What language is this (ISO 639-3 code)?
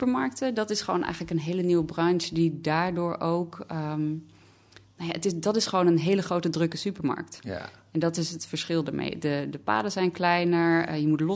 nld